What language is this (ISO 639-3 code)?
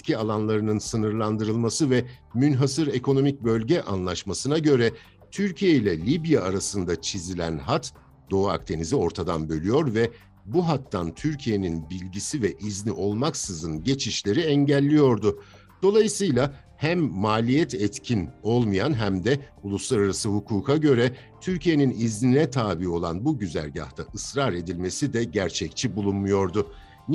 tur